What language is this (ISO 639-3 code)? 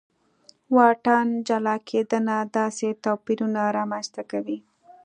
pus